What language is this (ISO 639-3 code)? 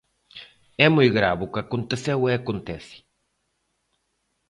glg